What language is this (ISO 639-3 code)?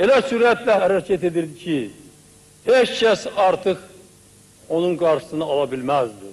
tur